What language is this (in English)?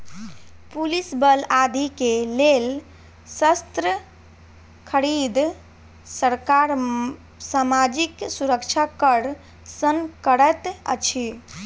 Maithili